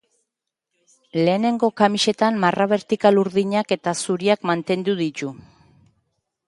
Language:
Basque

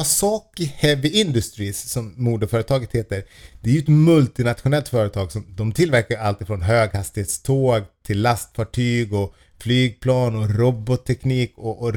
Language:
Swedish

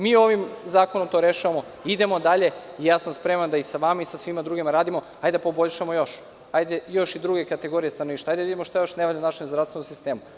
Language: Serbian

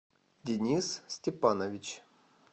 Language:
Russian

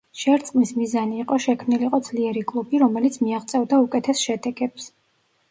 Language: Georgian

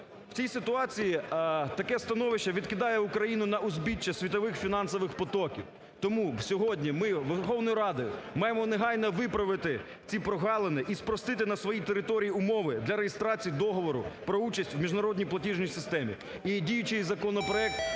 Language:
Ukrainian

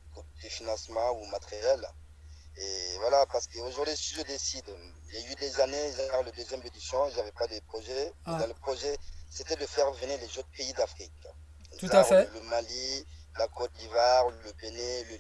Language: French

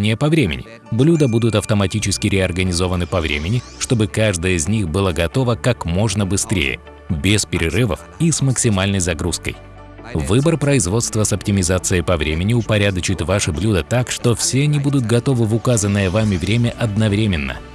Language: Russian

